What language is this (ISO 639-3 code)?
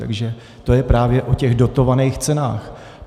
ces